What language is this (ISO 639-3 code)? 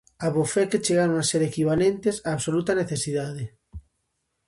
glg